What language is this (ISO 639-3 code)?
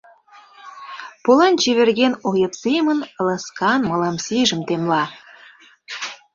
chm